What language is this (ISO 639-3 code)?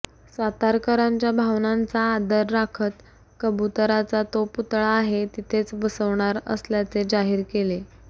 mar